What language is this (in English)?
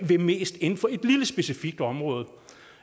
Danish